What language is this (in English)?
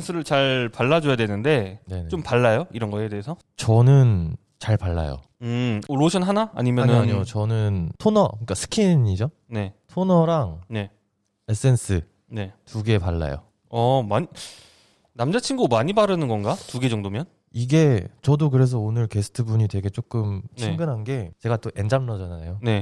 Korean